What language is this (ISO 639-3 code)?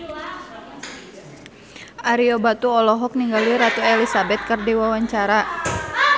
sun